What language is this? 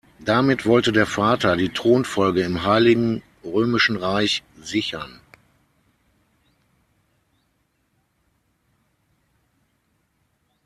German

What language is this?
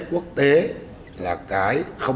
Vietnamese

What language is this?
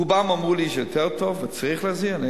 Hebrew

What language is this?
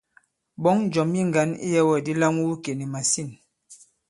Bankon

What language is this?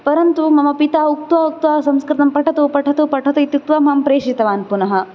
Sanskrit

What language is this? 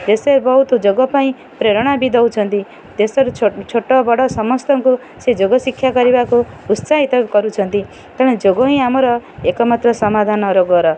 Odia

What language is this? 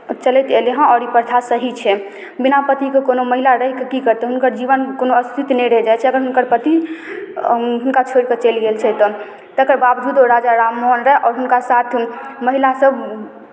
Maithili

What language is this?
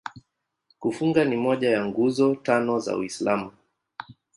Swahili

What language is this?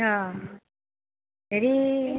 Assamese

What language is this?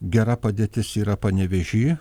Lithuanian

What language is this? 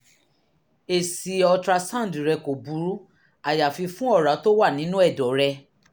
Yoruba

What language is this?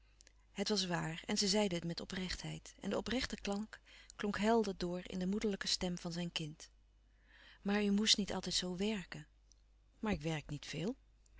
Dutch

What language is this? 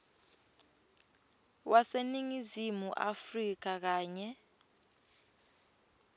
Swati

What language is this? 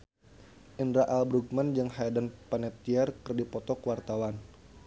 Sundanese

